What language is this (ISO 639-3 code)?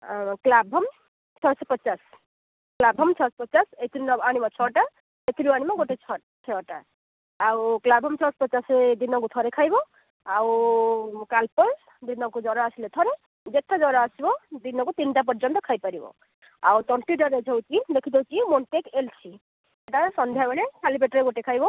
ori